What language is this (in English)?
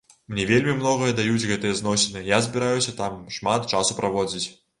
Belarusian